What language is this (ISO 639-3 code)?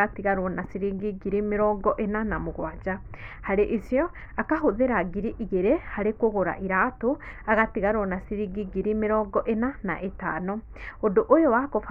kik